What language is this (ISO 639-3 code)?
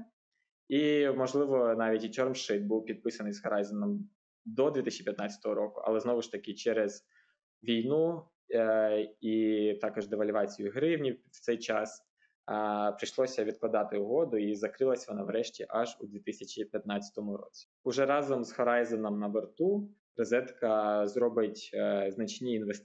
ukr